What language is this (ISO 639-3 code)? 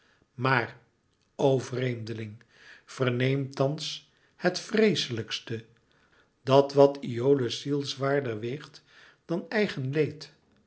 nld